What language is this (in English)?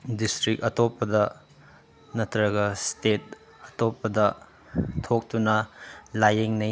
Manipuri